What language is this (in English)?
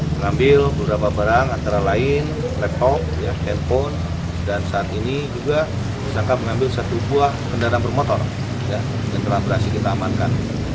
Indonesian